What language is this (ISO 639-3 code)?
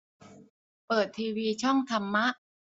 tha